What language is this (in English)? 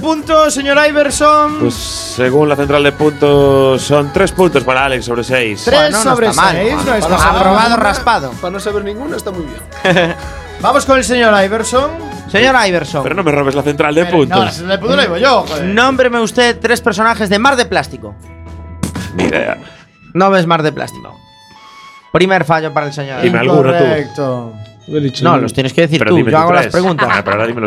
Spanish